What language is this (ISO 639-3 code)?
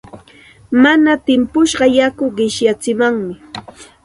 qxt